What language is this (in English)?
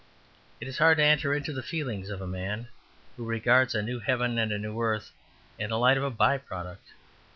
English